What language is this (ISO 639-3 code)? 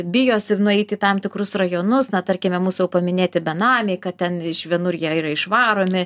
lit